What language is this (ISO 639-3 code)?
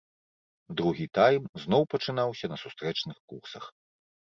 bel